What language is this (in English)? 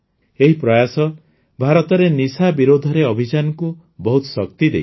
Odia